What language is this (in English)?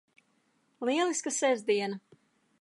Latvian